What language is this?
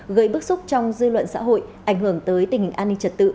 Vietnamese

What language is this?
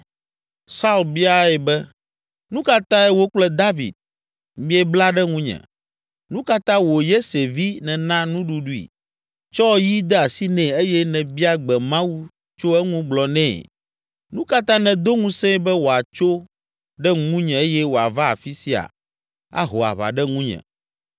Ewe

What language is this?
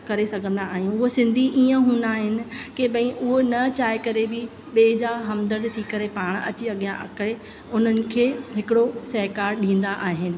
Sindhi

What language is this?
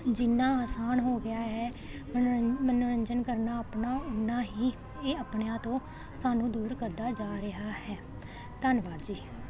Punjabi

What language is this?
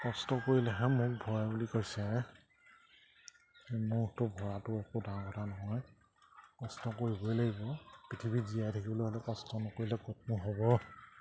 Assamese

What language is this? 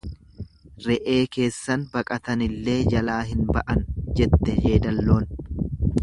Oromo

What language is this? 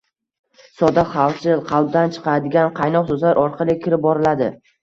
Uzbek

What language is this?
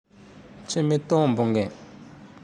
Tandroy-Mahafaly Malagasy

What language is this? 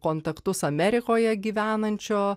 Lithuanian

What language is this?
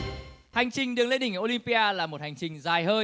Vietnamese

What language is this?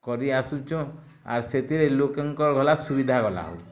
Odia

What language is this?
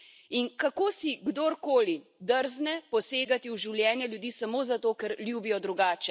Slovenian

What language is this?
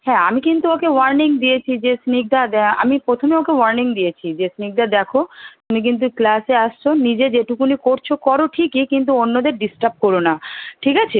Bangla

